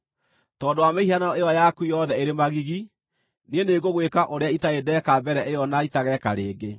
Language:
Kikuyu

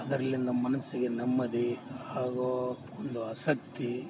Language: Kannada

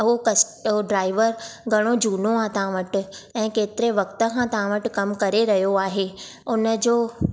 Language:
Sindhi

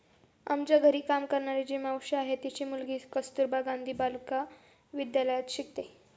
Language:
Marathi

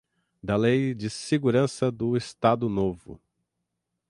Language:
Portuguese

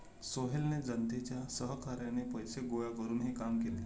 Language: Marathi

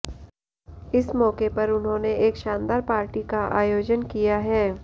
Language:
Hindi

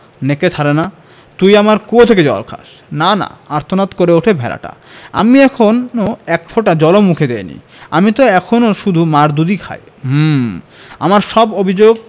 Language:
Bangla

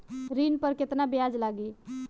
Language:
Bhojpuri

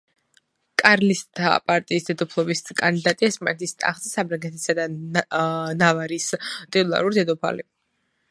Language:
Georgian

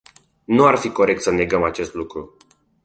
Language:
Romanian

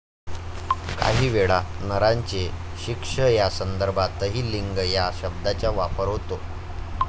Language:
Marathi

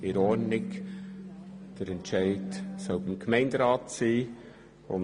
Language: Swiss German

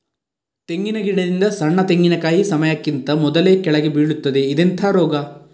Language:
Kannada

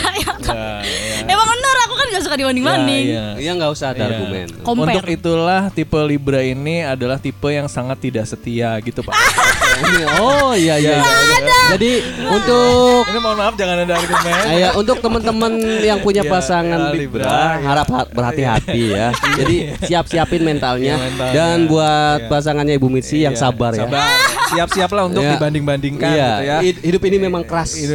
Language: Indonesian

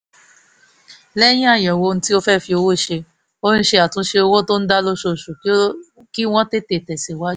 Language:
Yoruba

